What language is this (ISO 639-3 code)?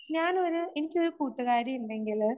mal